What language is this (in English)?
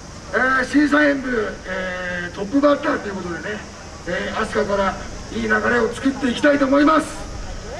Japanese